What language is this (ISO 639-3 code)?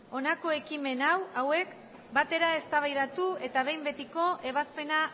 eus